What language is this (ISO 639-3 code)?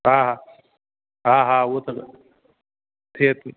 snd